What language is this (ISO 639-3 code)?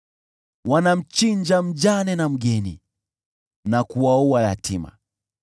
swa